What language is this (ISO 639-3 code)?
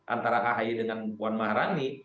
ind